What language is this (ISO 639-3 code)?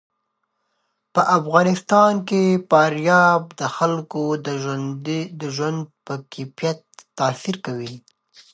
pus